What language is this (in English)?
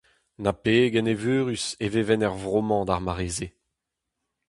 Breton